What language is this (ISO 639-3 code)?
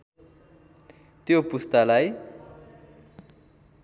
nep